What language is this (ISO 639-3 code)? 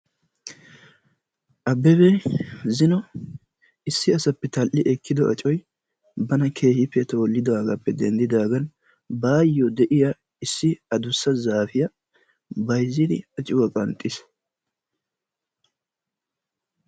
wal